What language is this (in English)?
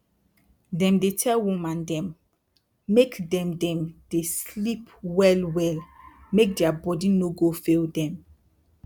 Nigerian Pidgin